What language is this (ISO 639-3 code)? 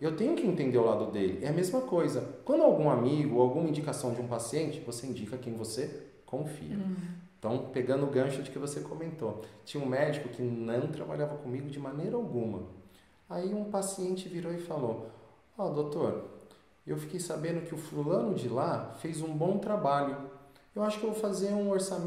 por